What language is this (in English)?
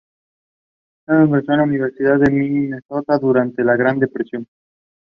Spanish